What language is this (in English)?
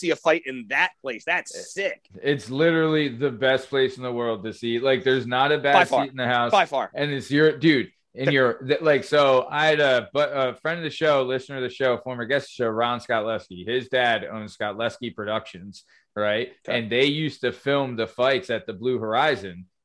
English